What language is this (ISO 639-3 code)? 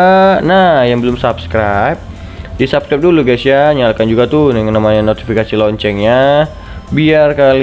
ind